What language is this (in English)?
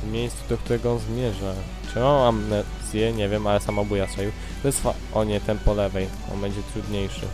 Polish